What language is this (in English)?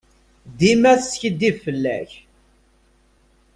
Kabyle